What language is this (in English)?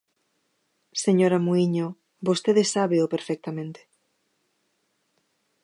Galician